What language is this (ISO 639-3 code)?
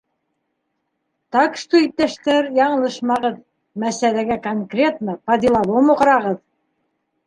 bak